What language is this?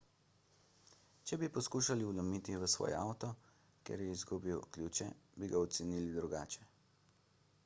Slovenian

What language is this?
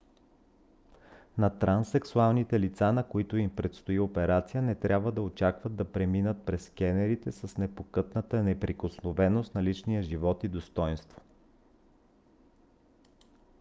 Bulgarian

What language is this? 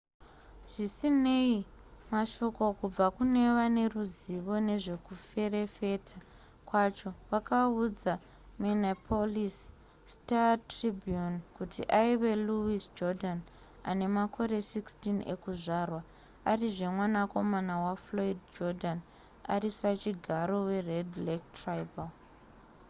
Shona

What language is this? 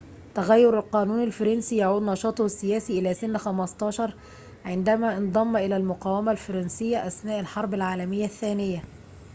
Arabic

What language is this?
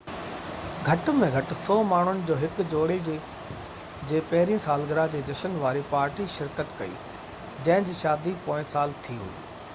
Sindhi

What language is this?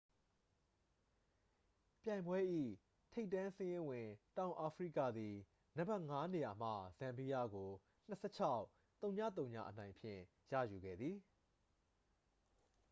Burmese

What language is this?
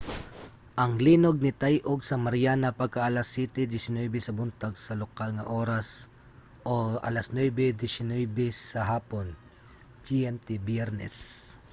Cebuano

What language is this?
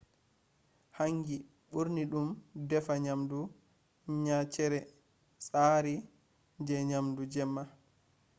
Fula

